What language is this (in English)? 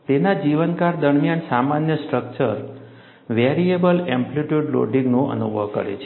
Gujarati